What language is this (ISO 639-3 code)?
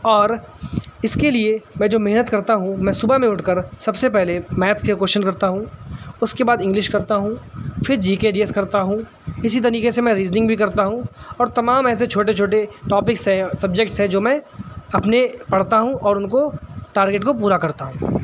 urd